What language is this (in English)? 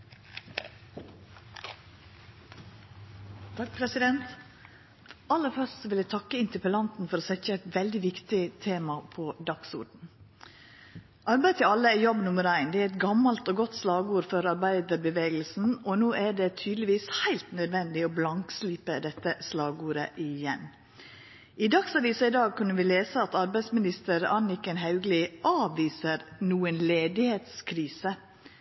Norwegian Nynorsk